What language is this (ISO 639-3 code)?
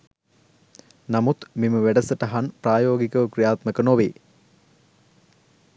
sin